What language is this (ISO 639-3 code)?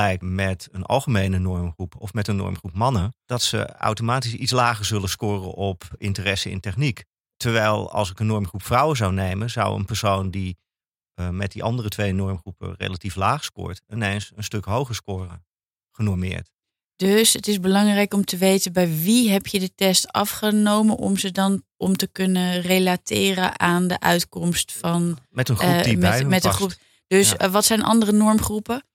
nld